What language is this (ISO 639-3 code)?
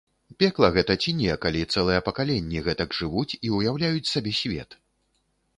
bel